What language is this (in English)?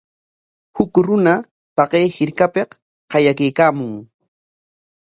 Corongo Ancash Quechua